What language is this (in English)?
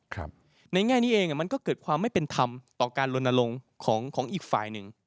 Thai